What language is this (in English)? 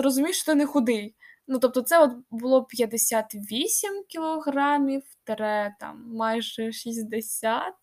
Ukrainian